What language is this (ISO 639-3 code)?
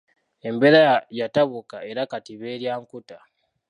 lug